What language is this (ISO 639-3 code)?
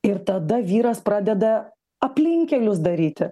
lit